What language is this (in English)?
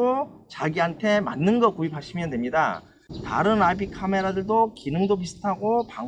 Korean